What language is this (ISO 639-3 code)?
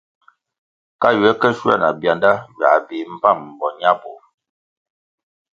nmg